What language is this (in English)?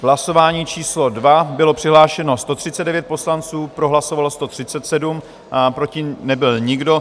Czech